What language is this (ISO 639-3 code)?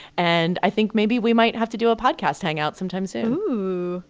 eng